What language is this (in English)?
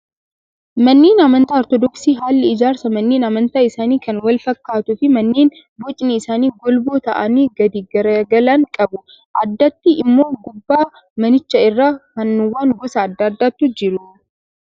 Oromo